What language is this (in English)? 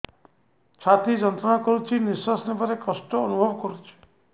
Odia